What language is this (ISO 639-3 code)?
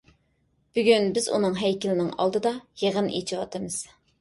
uig